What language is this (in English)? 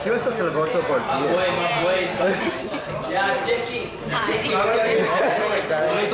Italian